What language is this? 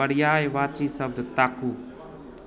Maithili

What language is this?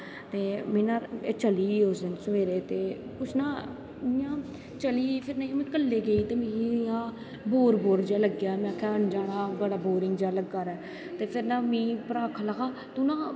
Dogri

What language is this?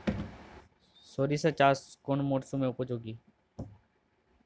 Bangla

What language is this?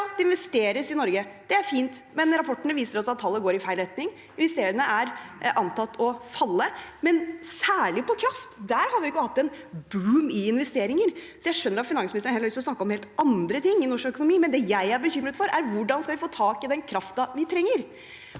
Norwegian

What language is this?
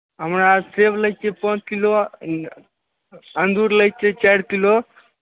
Maithili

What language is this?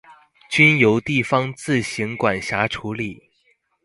Chinese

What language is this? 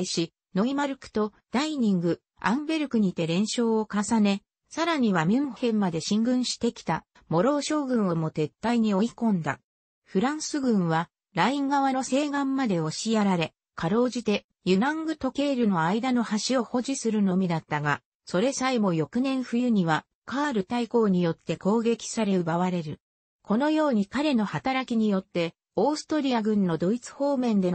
Japanese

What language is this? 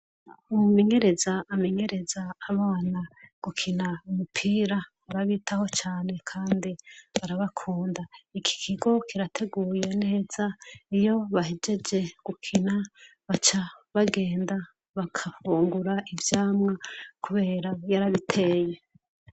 Rundi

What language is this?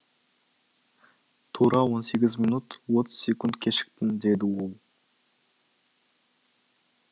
Kazakh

